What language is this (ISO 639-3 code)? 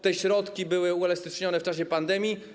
pol